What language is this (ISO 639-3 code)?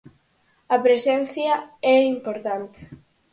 glg